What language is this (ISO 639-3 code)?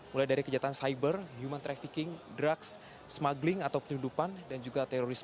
ind